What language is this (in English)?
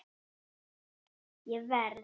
Icelandic